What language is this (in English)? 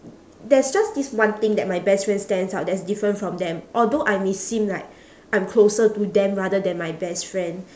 English